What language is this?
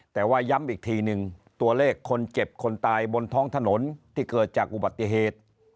Thai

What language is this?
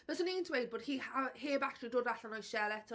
Welsh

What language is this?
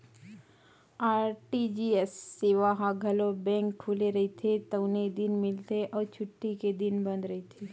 Chhattisgarhi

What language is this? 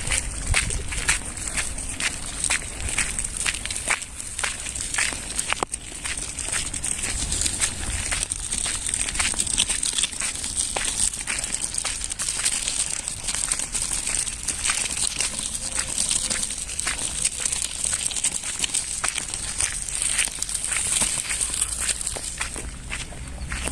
Italian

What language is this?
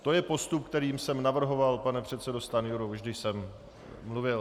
Czech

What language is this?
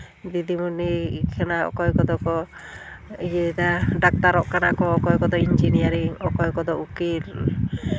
Santali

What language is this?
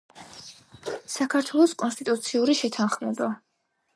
Georgian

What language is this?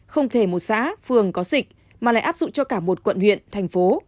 Vietnamese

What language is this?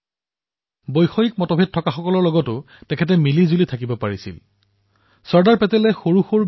Assamese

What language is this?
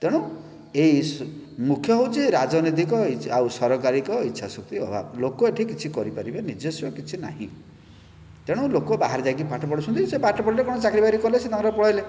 Odia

